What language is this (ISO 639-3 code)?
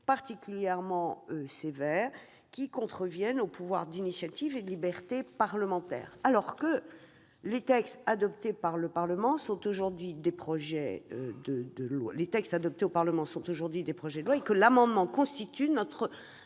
fra